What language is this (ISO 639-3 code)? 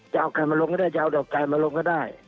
tha